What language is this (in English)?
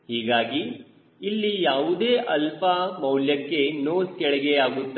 Kannada